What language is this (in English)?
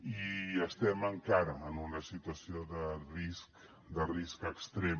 Catalan